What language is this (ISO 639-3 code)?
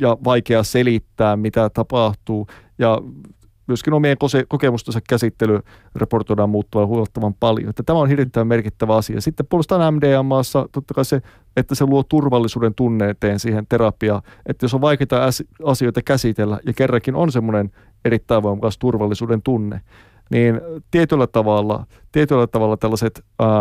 fin